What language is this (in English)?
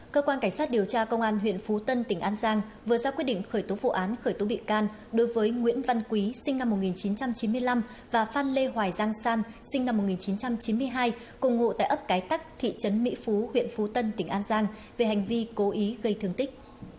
Vietnamese